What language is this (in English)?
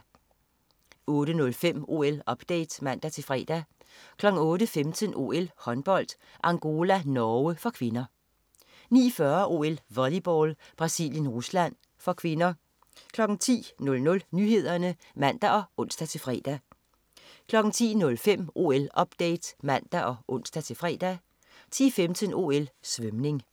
Danish